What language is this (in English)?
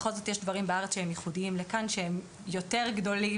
Hebrew